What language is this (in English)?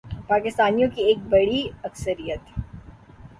Urdu